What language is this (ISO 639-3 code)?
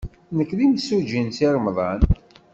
kab